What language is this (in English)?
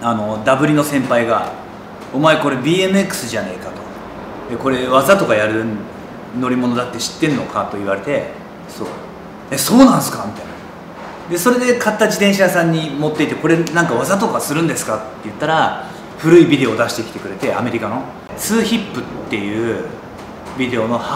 Japanese